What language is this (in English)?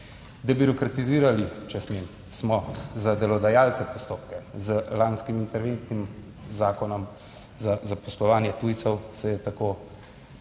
Slovenian